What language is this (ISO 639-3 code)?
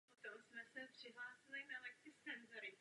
ces